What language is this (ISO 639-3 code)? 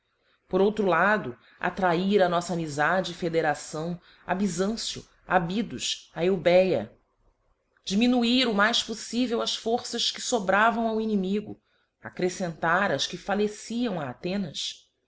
por